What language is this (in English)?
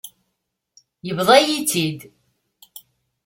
Kabyle